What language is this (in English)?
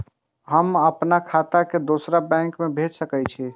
Maithili